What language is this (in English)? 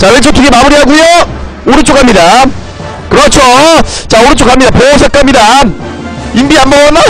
Korean